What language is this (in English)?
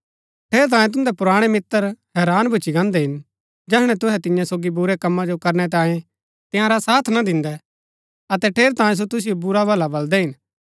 Gaddi